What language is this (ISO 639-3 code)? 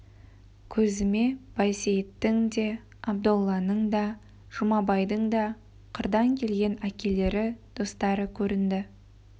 kaz